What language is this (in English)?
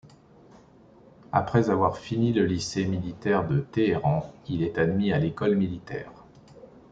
French